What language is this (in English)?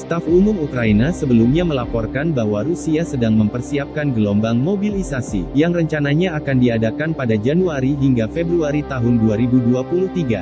Indonesian